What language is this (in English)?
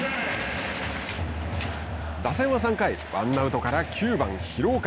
Japanese